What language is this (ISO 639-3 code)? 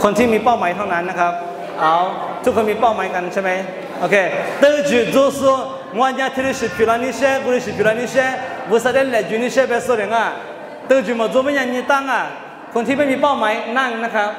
tha